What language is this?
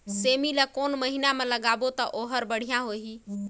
Chhattisgarhi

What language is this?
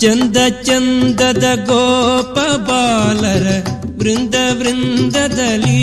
Kannada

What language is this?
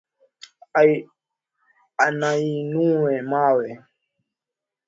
Swahili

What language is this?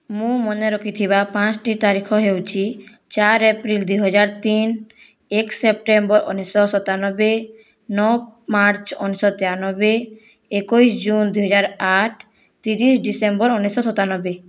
Odia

